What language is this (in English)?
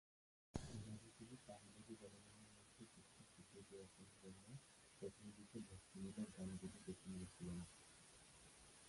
Bangla